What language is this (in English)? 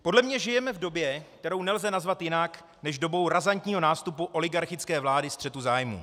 Czech